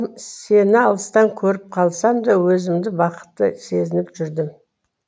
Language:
Kazakh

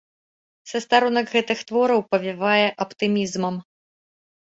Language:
Belarusian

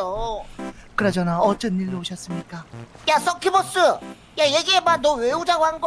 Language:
Korean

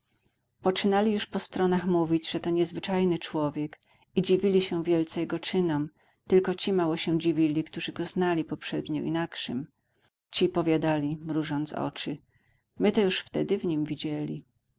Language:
Polish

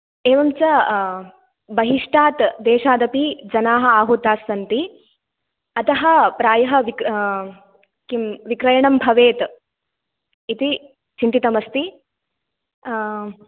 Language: Sanskrit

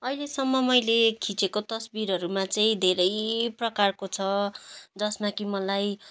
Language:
Nepali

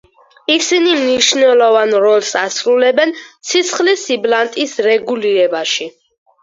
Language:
Georgian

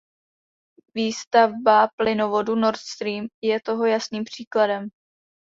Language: Czech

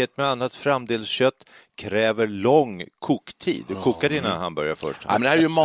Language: Swedish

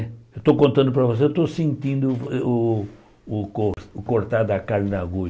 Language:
Portuguese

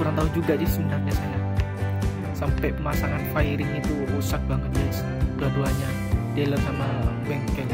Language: Indonesian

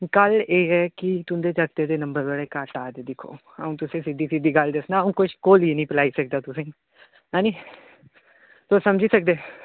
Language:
Dogri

